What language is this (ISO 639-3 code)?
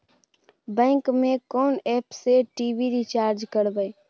mai